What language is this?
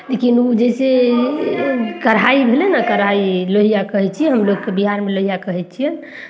Maithili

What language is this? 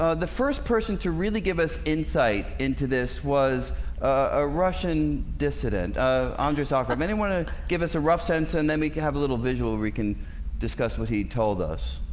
English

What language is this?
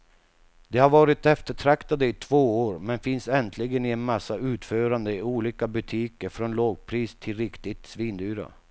Swedish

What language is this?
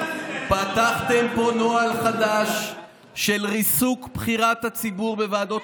Hebrew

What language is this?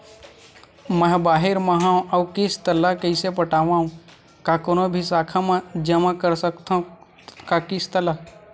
Chhattisgarhi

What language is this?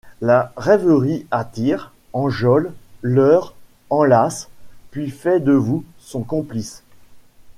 French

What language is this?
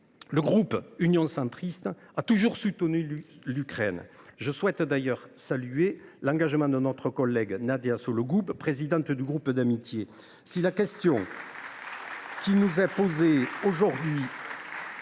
French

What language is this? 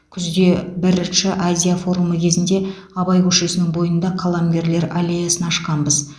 Kazakh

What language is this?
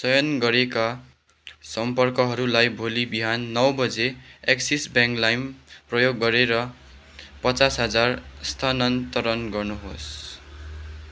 Nepali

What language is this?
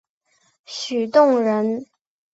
Chinese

